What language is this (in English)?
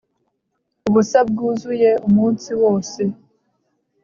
Kinyarwanda